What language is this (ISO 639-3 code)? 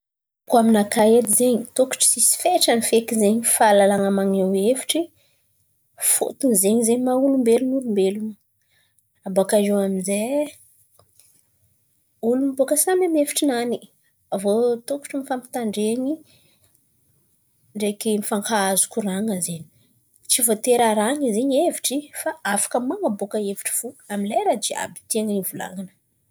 xmv